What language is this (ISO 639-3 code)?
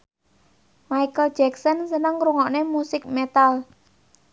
jav